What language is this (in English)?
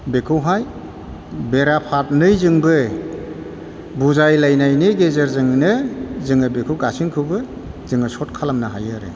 Bodo